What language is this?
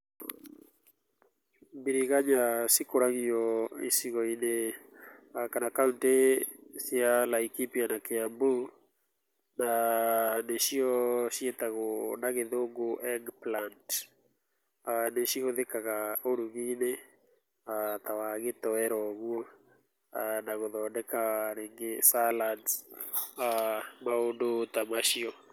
Kikuyu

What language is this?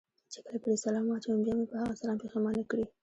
Pashto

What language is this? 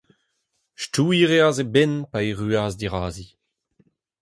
Breton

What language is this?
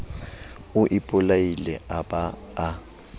Southern Sotho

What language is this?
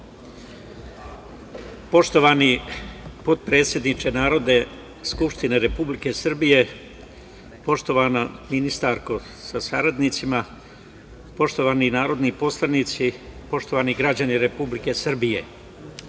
Serbian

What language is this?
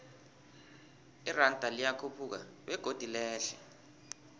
South Ndebele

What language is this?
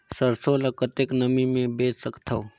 Chhattisgarhi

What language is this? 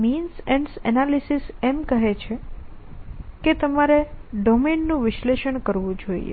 Gujarati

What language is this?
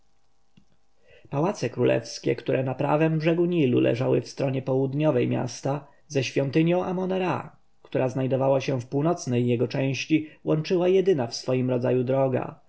Polish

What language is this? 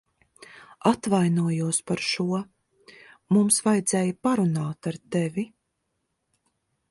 Latvian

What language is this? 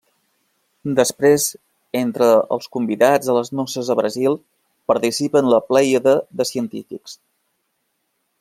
Catalan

